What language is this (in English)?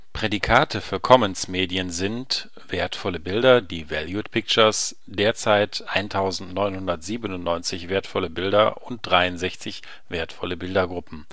German